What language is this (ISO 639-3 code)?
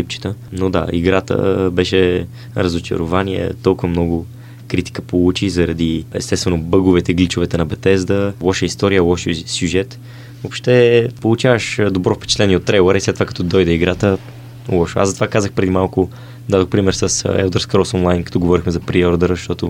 bul